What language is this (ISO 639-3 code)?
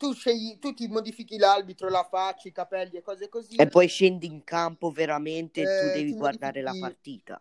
ita